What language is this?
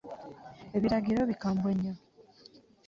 Ganda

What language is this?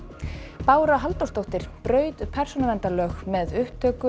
Icelandic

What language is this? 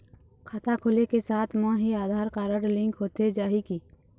Chhattisgarhi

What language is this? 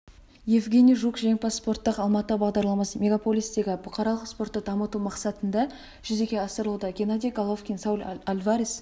Kazakh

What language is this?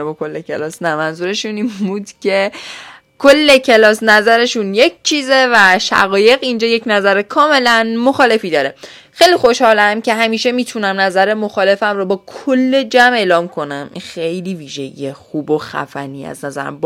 Persian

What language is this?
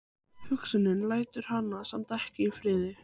Icelandic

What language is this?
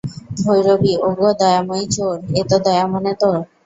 Bangla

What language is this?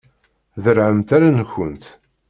Kabyle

